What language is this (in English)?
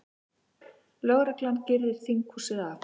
Icelandic